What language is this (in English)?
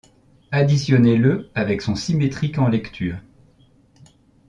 French